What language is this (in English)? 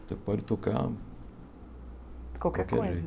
Portuguese